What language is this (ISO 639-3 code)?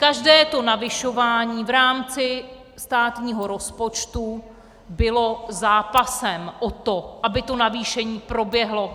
ces